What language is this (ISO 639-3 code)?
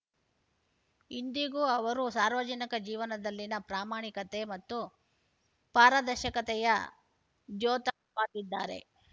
kan